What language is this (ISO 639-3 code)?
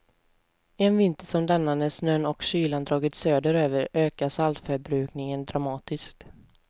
swe